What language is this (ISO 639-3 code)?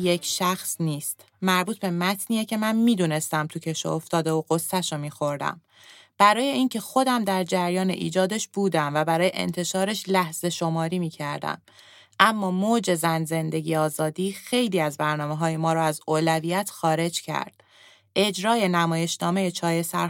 fas